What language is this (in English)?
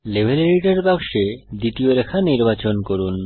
Bangla